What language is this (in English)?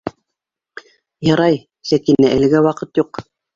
Bashkir